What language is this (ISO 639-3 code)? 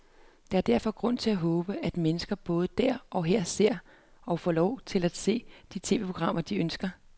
dan